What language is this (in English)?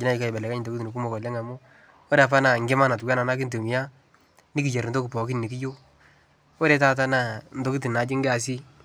Masai